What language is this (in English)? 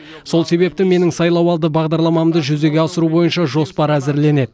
Kazakh